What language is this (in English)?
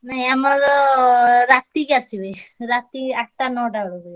Odia